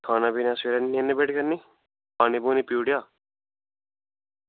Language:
Dogri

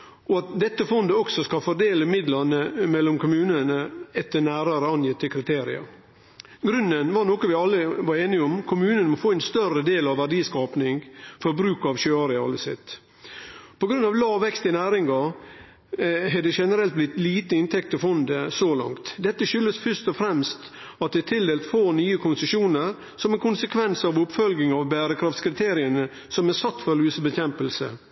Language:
Norwegian Nynorsk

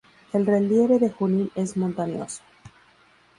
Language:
Spanish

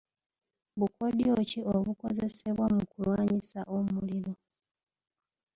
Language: Ganda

